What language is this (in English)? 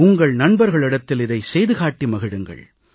Tamil